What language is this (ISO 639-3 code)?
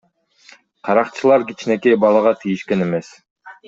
kir